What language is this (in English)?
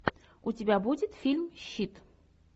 Russian